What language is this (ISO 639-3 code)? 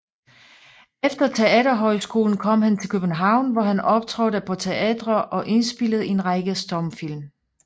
dan